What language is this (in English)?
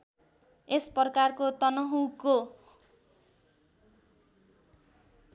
Nepali